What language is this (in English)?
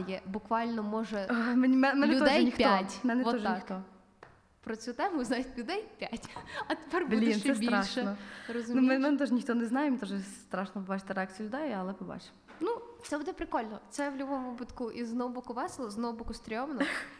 Ukrainian